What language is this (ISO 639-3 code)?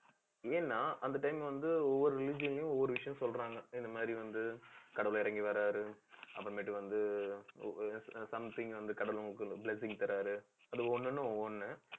tam